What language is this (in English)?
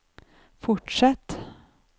Norwegian